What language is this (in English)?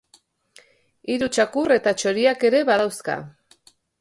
Basque